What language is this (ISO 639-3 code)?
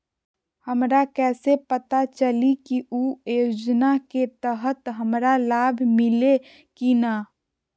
mag